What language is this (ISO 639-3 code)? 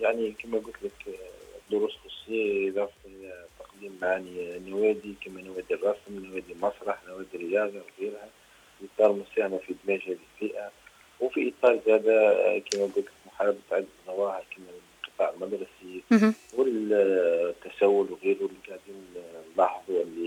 ara